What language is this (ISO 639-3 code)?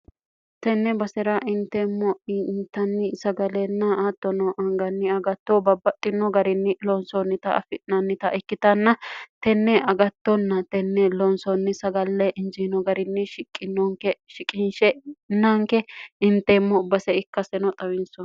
sid